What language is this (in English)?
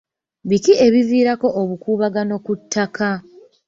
Ganda